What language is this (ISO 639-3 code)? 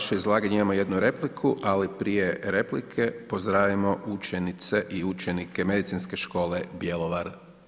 hrv